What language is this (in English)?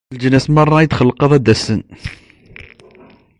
Kabyle